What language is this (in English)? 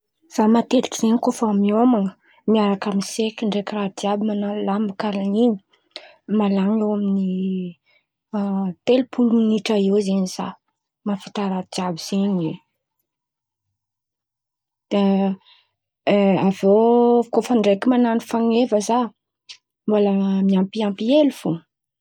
Antankarana Malagasy